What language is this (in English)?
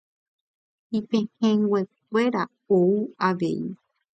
Guarani